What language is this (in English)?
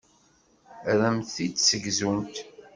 Kabyle